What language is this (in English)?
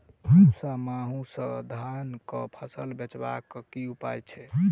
Maithili